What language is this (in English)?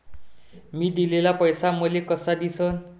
Marathi